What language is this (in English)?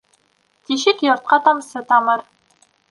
Bashkir